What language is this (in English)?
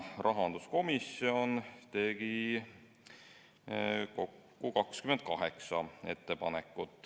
Estonian